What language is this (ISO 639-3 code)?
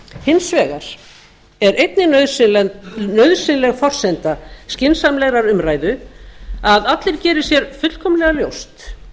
isl